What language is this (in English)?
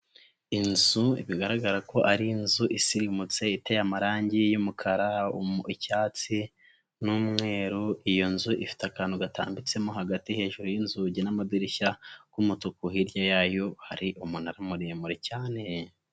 Kinyarwanda